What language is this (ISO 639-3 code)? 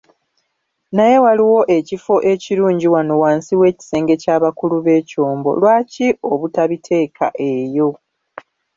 lug